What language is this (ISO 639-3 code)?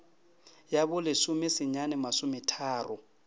nso